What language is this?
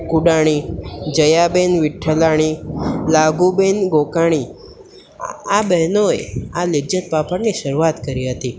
Gujarati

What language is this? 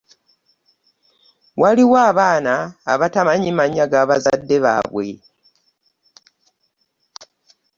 Ganda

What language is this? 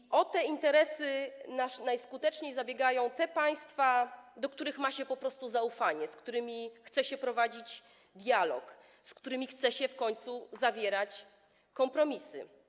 Polish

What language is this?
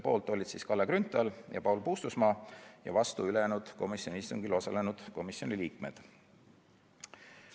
Estonian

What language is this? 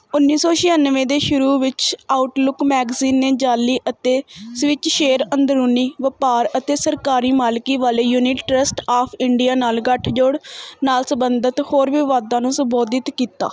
Punjabi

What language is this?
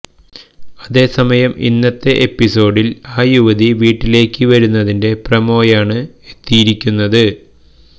Malayalam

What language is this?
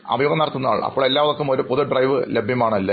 Malayalam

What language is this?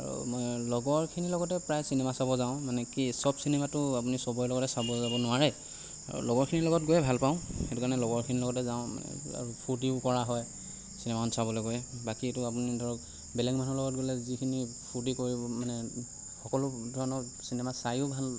Assamese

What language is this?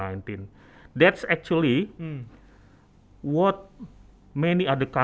Indonesian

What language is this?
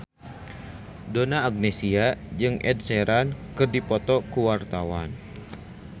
Sundanese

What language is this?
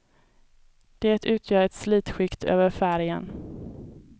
Swedish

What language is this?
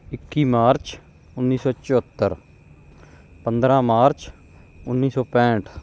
Punjabi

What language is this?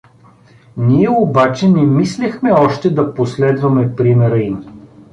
Bulgarian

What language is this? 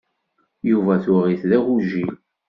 Kabyle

